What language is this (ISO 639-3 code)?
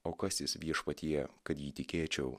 lit